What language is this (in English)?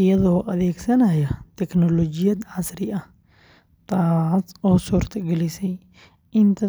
Somali